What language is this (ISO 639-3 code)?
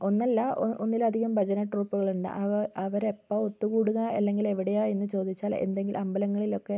mal